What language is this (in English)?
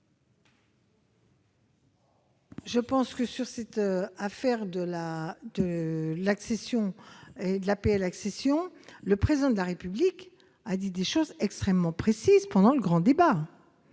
French